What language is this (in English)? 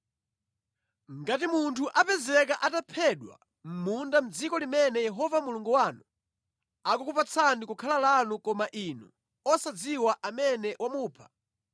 Nyanja